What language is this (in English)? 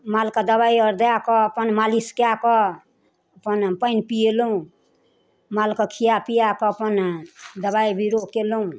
Maithili